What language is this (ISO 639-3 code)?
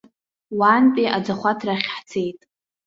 abk